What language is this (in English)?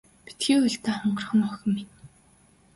Mongolian